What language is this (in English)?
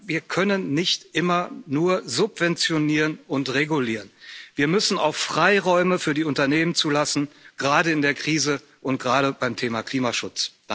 German